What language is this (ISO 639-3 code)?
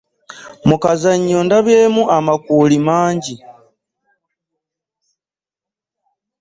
lug